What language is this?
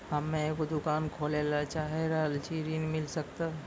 Maithili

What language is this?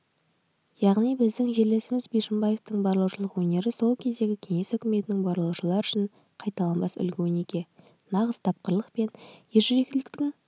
Kazakh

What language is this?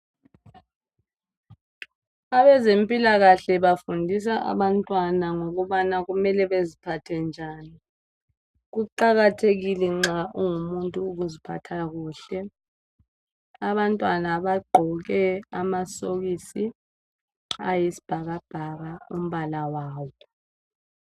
North Ndebele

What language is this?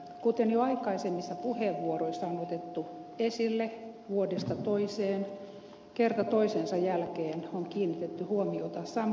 Finnish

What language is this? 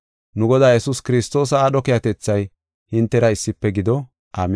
Gofa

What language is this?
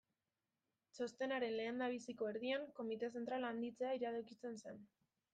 Basque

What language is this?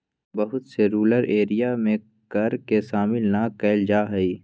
Magahi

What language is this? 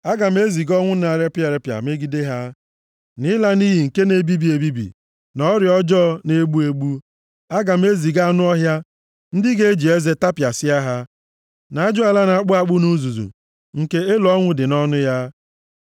Igbo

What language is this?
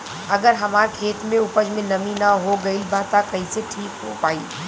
Bhojpuri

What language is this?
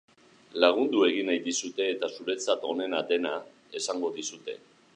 Basque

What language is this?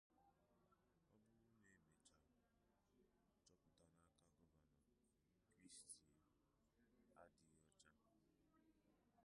Igbo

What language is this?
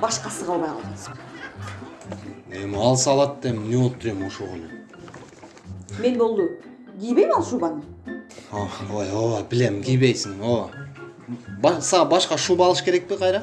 Turkish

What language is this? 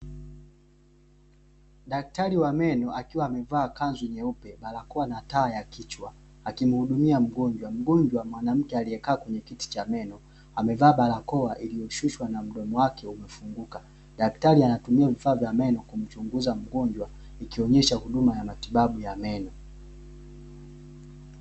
Swahili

